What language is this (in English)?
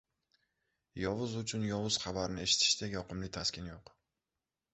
Uzbek